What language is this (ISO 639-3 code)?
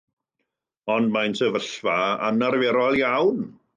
cym